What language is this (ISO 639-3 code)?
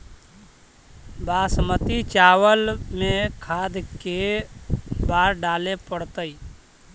mag